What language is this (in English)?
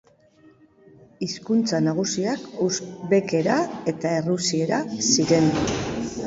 Basque